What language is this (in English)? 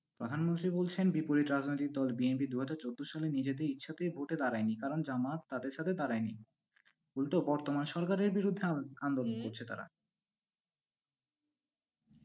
Bangla